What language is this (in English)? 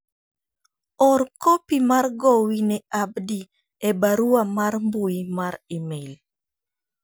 Luo (Kenya and Tanzania)